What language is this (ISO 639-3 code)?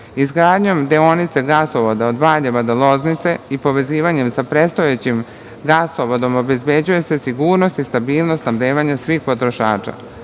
srp